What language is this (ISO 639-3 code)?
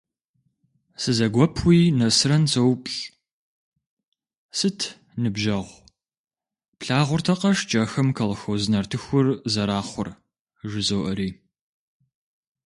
kbd